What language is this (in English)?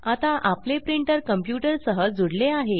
Marathi